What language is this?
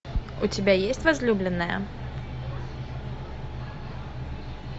Russian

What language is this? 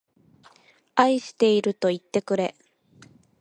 Japanese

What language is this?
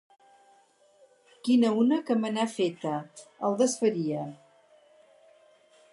Catalan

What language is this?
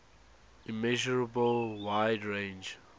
English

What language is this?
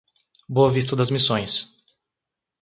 Portuguese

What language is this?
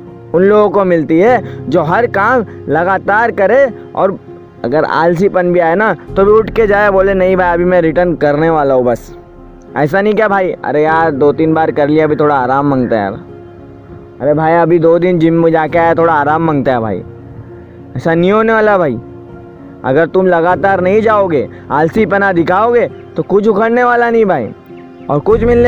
Hindi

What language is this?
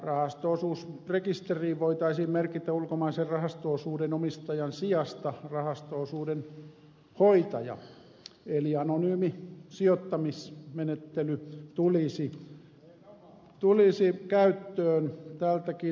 Finnish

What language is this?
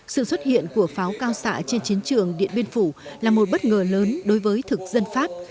Vietnamese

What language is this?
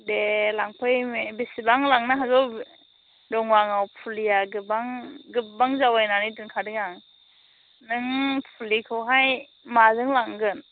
Bodo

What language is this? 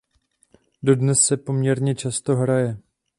Czech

